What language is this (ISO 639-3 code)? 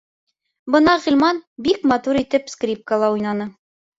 bak